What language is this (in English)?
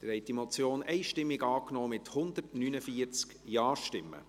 Swiss German